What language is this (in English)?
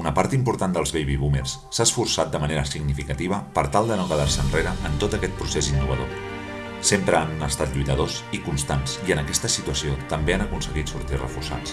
Catalan